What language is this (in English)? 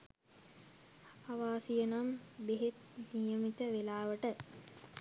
Sinhala